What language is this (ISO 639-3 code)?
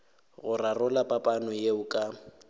nso